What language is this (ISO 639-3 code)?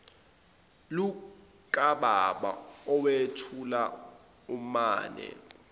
zul